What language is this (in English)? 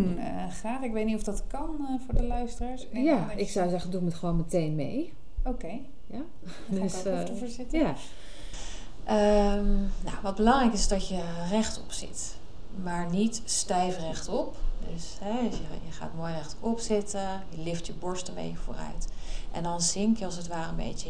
Dutch